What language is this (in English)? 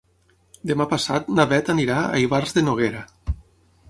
Catalan